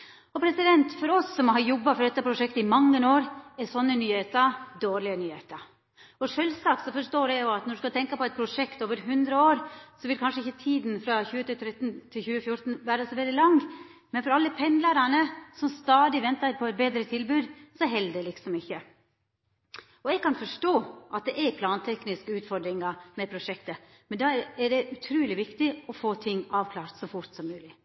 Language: Norwegian Nynorsk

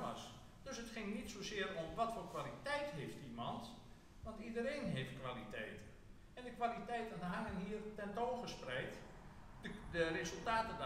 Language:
Dutch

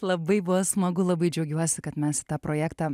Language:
Lithuanian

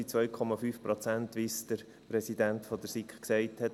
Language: Swiss German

